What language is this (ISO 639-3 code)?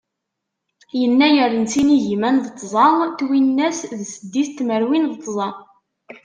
kab